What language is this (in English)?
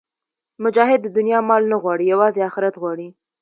Pashto